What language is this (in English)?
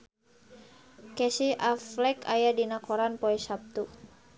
Sundanese